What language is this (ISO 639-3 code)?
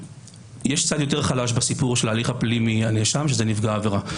heb